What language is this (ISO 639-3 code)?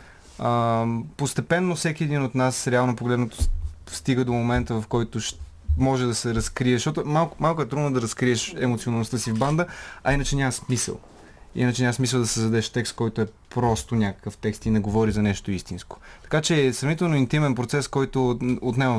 bul